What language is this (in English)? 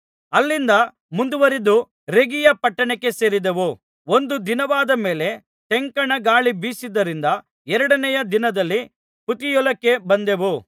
Kannada